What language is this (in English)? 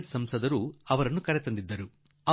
Kannada